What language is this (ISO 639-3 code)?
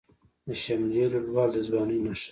pus